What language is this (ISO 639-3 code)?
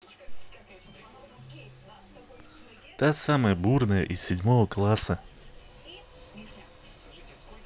rus